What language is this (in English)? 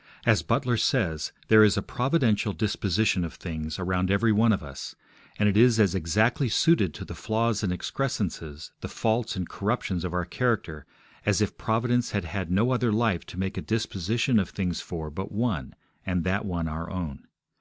English